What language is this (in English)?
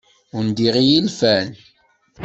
Kabyle